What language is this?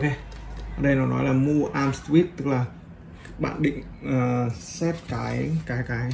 Vietnamese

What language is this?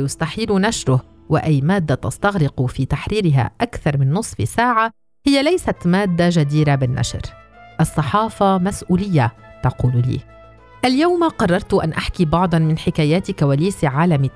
Arabic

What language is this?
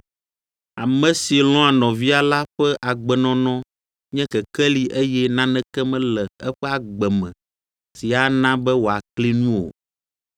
Ewe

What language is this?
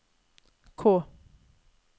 Norwegian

